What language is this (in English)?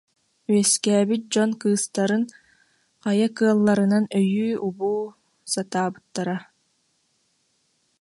Yakut